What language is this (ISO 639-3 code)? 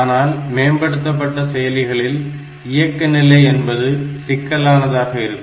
tam